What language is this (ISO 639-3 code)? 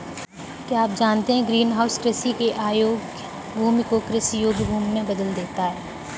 hin